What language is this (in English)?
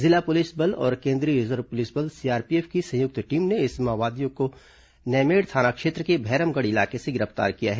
Hindi